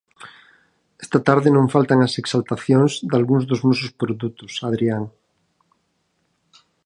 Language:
Galician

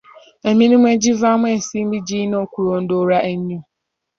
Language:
Ganda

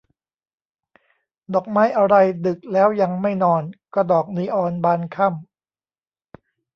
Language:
Thai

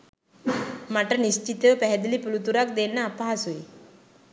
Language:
Sinhala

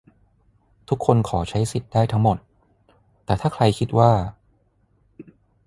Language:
Thai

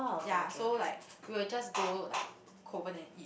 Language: English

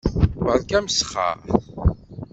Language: Kabyle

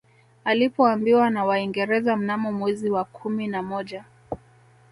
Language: Swahili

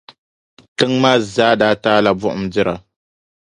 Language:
Dagbani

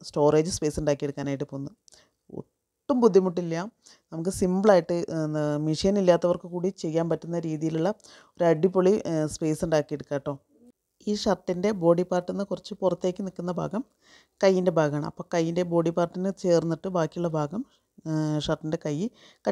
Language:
Malayalam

